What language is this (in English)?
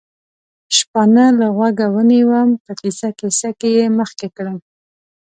Pashto